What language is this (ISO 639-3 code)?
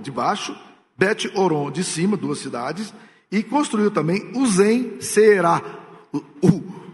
por